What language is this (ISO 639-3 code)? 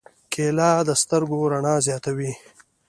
pus